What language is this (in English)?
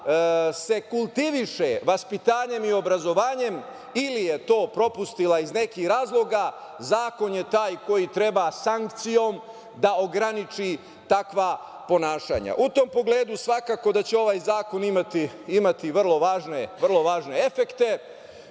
Serbian